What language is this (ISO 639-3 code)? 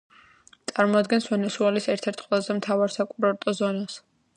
kat